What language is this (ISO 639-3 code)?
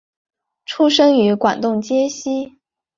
zho